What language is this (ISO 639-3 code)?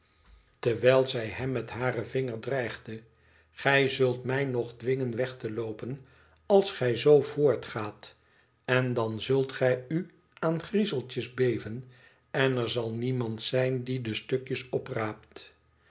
nld